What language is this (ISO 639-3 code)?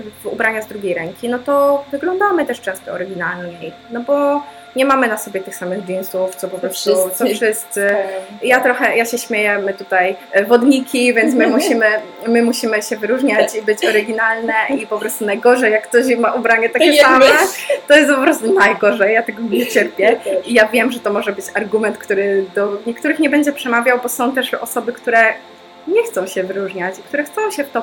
pol